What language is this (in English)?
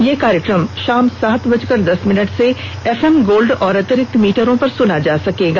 Hindi